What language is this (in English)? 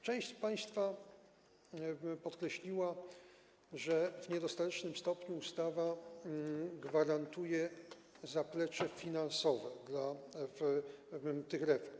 Polish